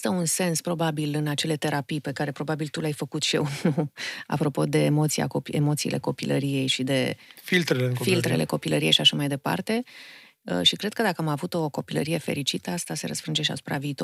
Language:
Romanian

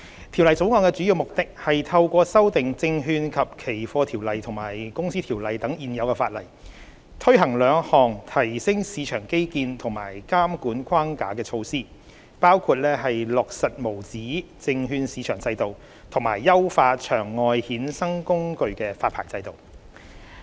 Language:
Cantonese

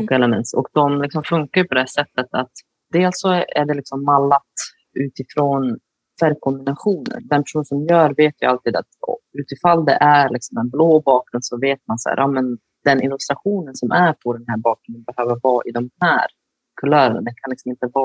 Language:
Swedish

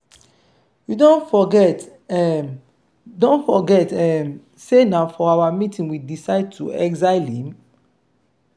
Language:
Nigerian Pidgin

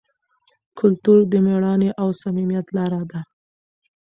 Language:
Pashto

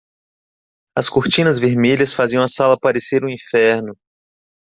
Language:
Portuguese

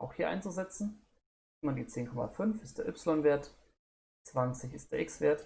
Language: German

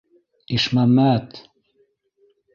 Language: Bashkir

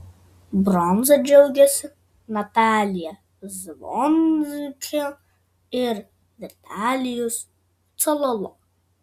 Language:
Lithuanian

